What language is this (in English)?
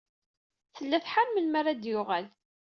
Kabyle